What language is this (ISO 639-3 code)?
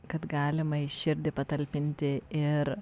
lit